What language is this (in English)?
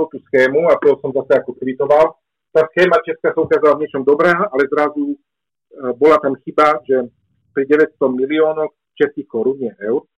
Slovak